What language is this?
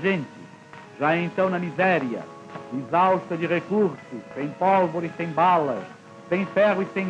Portuguese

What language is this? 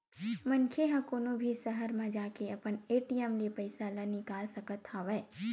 Chhattisgarhi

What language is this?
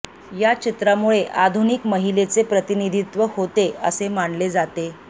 Marathi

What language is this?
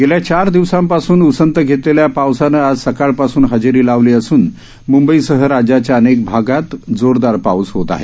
Marathi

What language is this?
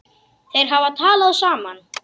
Icelandic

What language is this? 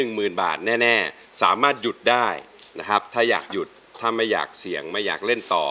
Thai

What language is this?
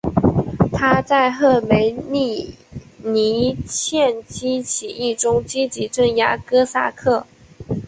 Chinese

